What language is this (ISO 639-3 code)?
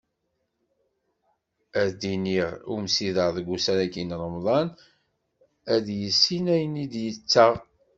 kab